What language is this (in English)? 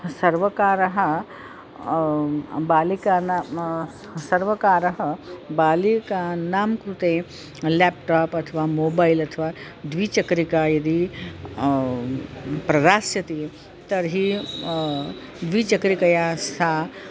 Sanskrit